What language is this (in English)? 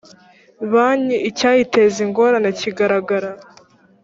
Kinyarwanda